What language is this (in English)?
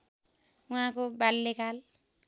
Nepali